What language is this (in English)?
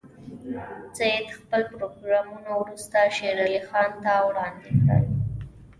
Pashto